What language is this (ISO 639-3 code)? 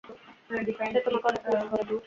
ben